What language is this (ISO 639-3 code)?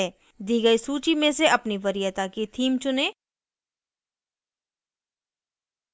hin